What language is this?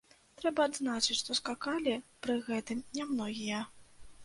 Belarusian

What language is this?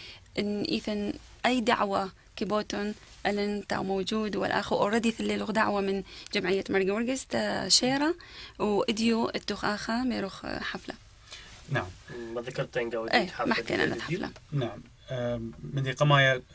Arabic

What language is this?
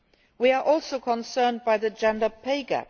English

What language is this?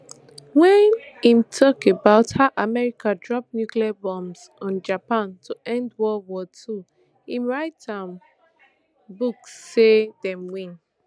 Nigerian Pidgin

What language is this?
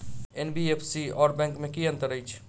Maithili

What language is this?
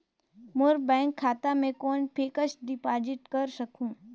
Chhattisgarhi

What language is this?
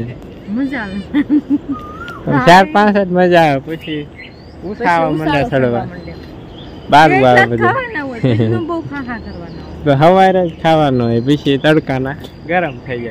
Gujarati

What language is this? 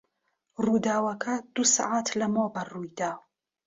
Central Kurdish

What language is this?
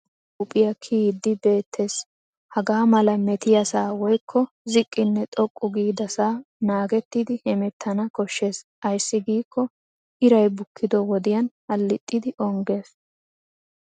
Wolaytta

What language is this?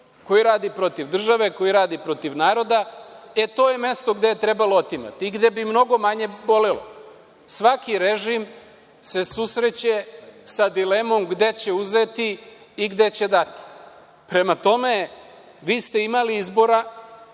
Serbian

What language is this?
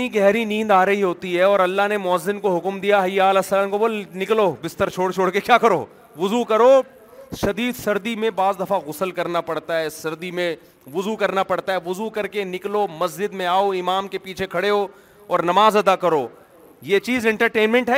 Urdu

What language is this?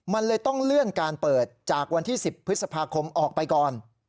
Thai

